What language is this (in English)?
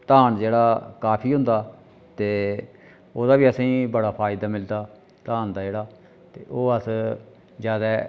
Dogri